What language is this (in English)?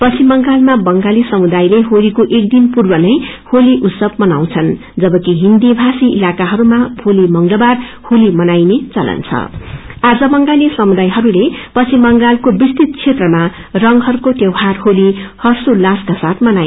Nepali